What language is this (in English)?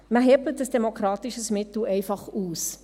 Swiss German